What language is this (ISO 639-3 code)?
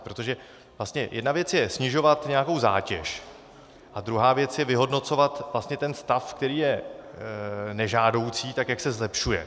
ces